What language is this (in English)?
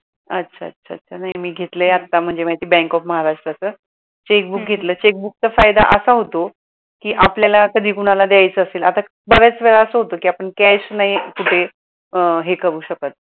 Marathi